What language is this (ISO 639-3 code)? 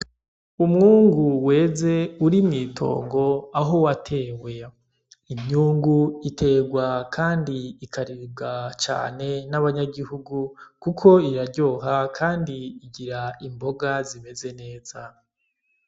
run